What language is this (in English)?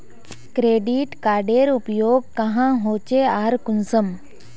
Magahi